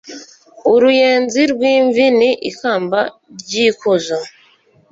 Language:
Kinyarwanda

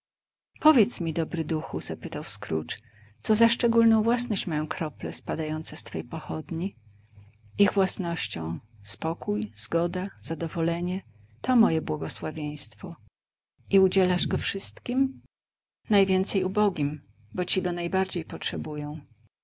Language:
Polish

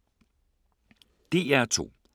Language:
Danish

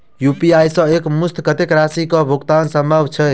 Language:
Maithili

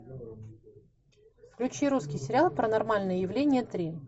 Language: Russian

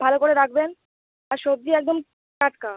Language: Bangla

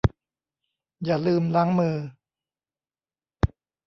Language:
Thai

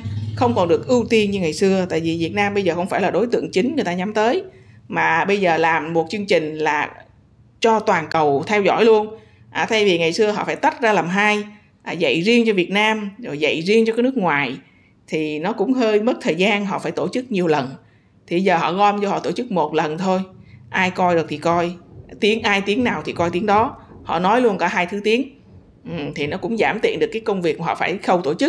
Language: Vietnamese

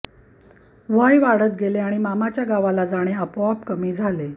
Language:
Marathi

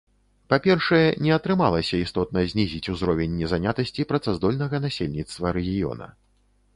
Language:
Belarusian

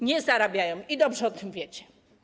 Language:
Polish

